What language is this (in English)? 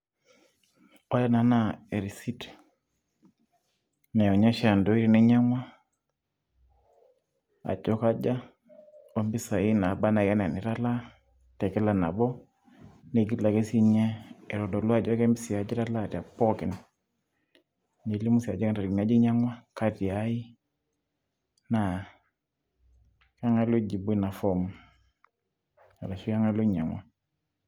Masai